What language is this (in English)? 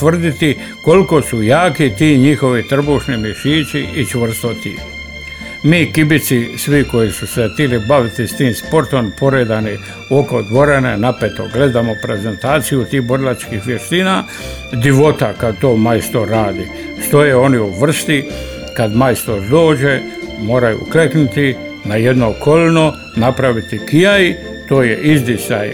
Croatian